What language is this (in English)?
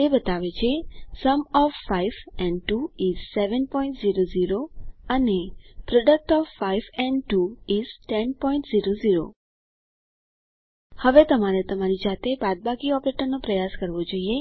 Gujarati